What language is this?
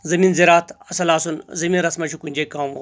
Kashmiri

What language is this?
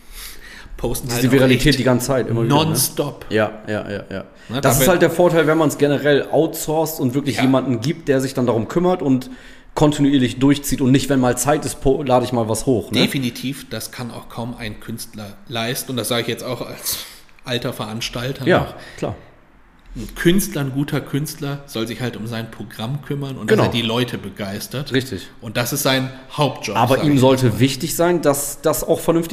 German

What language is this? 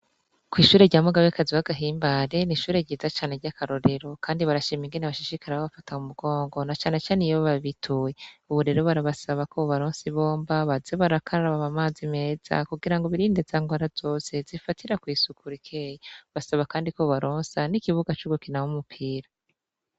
Rundi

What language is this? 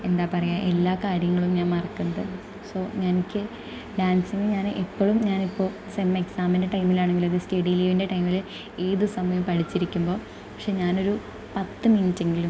Malayalam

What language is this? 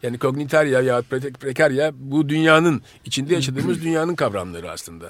Turkish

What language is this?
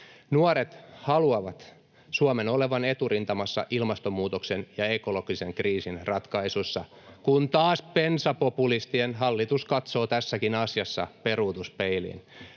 Finnish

